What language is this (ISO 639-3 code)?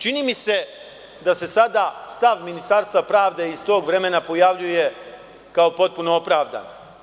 srp